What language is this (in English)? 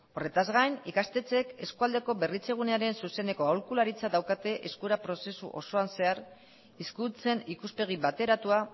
Basque